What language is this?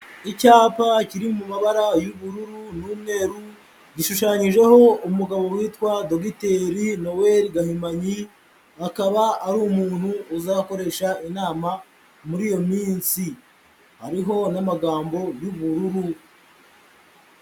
Kinyarwanda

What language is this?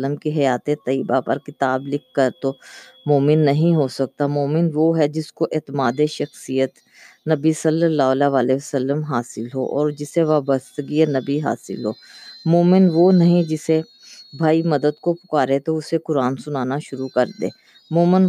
Urdu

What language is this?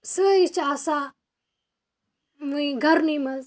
Kashmiri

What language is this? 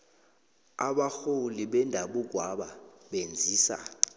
South Ndebele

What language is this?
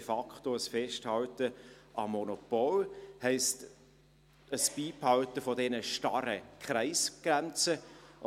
Swiss German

